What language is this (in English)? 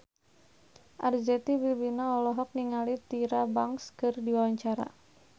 Sundanese